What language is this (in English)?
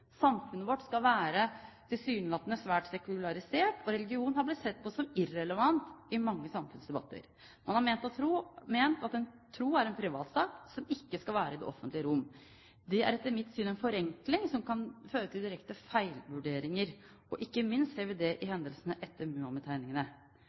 Norwegian Bokmål